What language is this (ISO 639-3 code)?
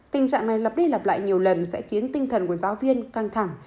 vie